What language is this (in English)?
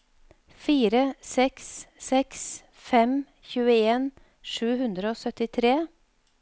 Norwegian